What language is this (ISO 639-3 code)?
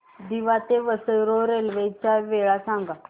mar